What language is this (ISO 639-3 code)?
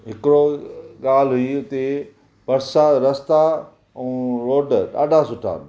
snd